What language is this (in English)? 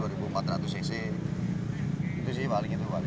Indonesian